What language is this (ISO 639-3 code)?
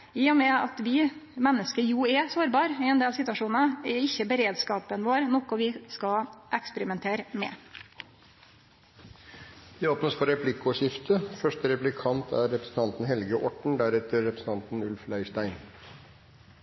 nor